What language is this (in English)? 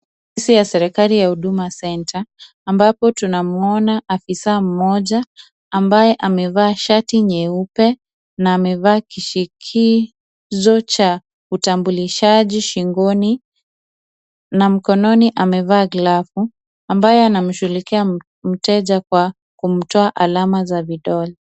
Swahili